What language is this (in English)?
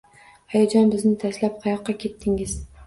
Uzbek